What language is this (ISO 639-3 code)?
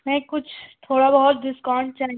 urd